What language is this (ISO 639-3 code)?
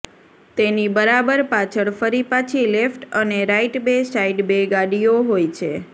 guj